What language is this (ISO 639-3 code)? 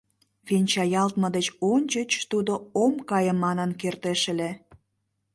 chm